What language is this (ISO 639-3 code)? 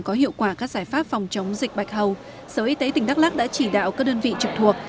vie